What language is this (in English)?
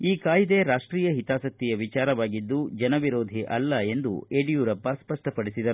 Kannada